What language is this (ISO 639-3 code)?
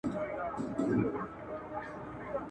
pus